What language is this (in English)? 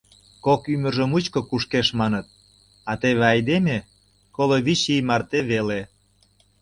Mari